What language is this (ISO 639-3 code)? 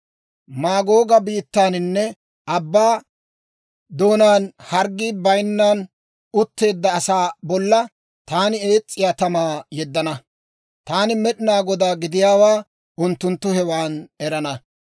dwr